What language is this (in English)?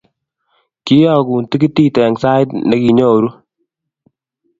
Kalenjin